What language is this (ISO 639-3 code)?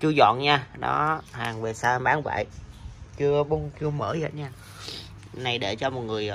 vie